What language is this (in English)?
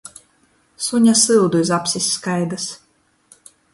Latgalian